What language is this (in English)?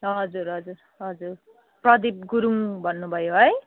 Nepali